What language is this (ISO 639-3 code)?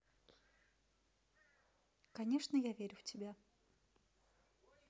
rus